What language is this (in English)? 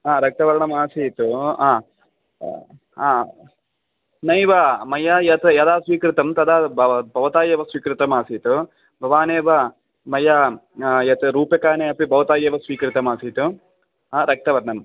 Sanskrit